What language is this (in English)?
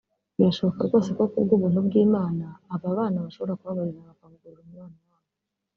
Kinyarwanda